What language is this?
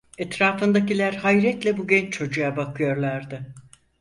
Turkish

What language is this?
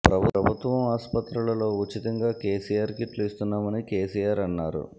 Telugu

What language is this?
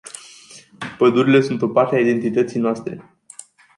Romanian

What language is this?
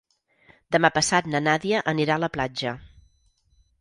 Catalan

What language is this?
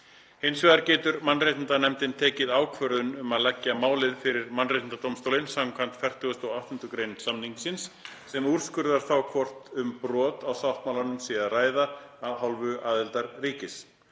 Icelandic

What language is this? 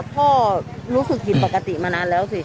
Thai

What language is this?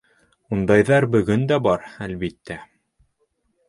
Bashkir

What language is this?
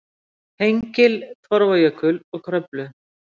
Icelandic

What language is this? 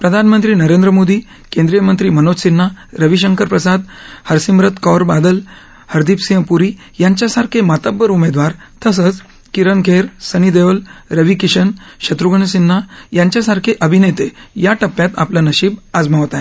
Marathi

